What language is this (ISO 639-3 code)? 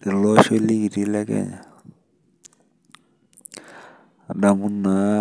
mas